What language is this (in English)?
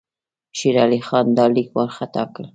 Pashto